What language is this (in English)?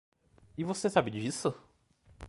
Portuguese